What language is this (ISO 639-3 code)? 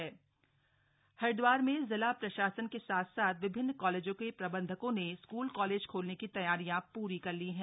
hin